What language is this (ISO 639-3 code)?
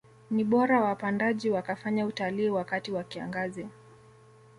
swa